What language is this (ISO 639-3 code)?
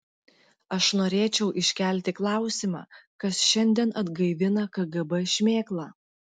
lit